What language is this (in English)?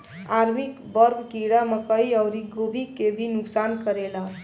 Bhojpuri